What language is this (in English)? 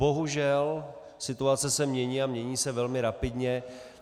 Czech